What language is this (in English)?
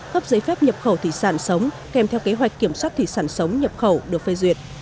Vietnamese